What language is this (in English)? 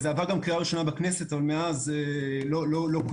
Hebrew